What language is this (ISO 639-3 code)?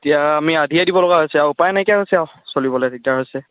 asm